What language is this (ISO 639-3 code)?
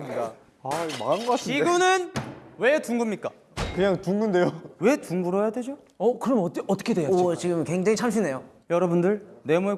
kor